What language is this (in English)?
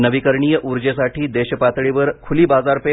Marathi